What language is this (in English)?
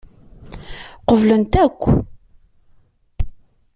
Kabyle